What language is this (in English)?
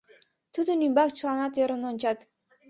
Mari